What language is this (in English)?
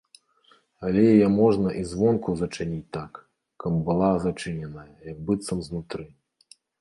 Belarusian